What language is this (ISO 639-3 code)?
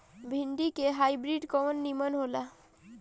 bho